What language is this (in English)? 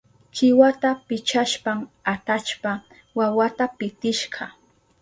Southern Pastaza Quechua